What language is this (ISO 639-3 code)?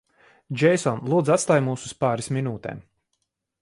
lav